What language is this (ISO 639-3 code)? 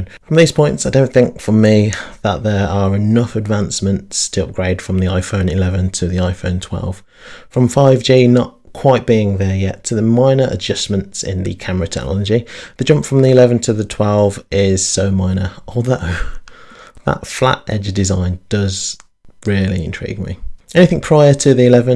eng